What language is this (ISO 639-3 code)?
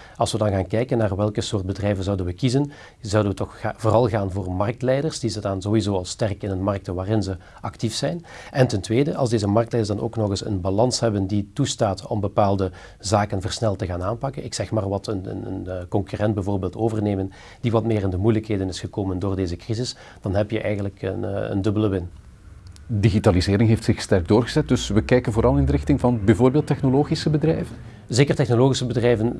nld